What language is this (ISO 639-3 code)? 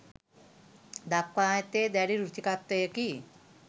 sin